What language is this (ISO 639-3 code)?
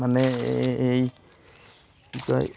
asm